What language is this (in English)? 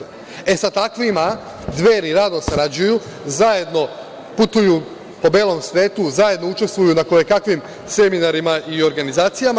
Serbian